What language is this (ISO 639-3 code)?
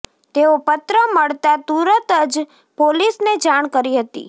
guj